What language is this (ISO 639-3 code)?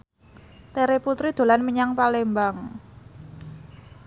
jav